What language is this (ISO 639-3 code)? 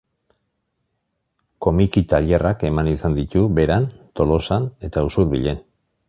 eus